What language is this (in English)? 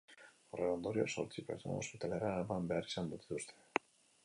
Basque